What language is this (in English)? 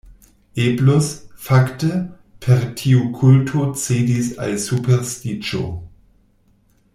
Esperanto